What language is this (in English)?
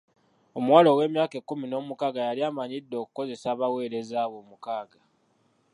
Ganda